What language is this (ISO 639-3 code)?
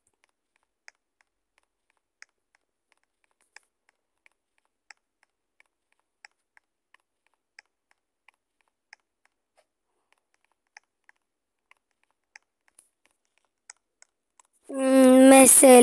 tur